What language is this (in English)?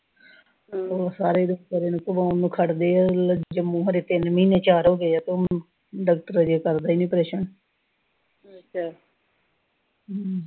Punjabi